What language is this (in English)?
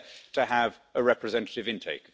English